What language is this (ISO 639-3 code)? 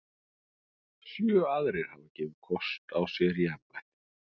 isl